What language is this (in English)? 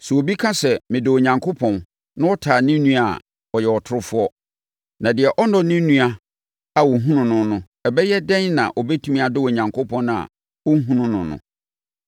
Akan